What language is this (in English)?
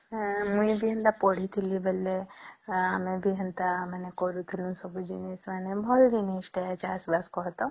Odia